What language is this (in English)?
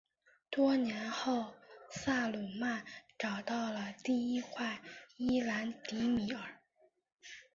Chinese